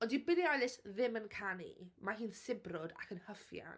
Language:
Welsh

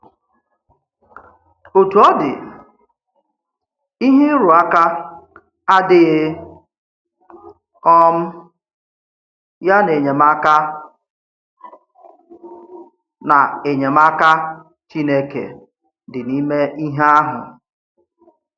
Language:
Igbo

